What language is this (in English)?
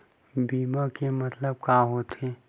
Chhattisgarhi